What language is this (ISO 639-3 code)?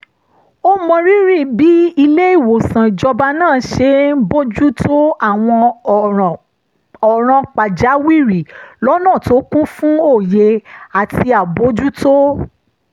yor